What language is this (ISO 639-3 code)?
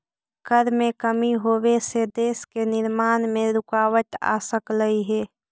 mag